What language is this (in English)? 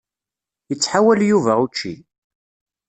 Kabyle